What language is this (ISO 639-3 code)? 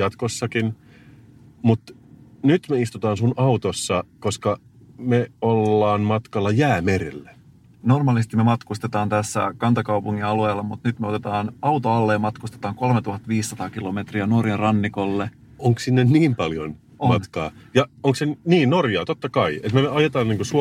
fin